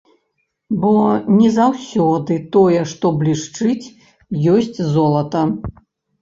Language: Belarusian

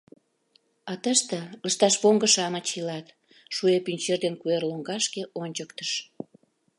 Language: Mari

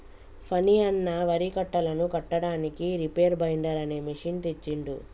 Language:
Telugu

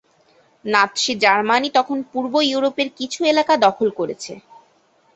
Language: Bangla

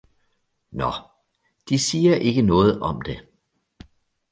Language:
Danish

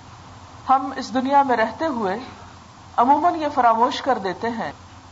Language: Urdu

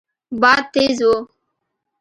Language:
Pashto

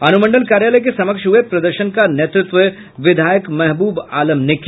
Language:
Hindi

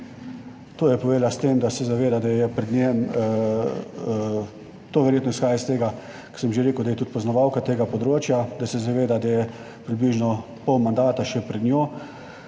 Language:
Slovenian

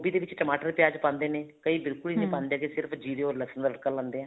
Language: Punjabi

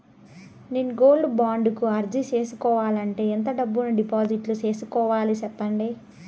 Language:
Telugu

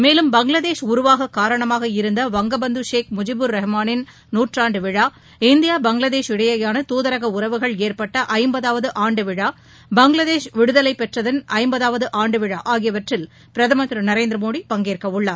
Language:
Tamil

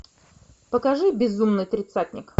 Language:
Russian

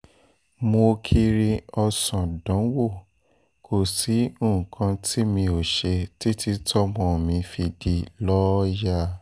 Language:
Yoruba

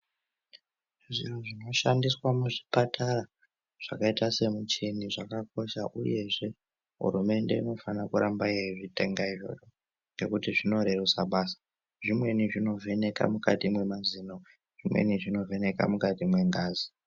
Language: Ndau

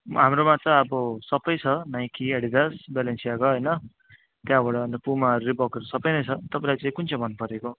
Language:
Nepali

